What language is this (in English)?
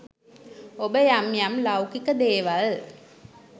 Sinhala